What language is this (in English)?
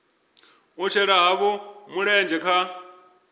Venda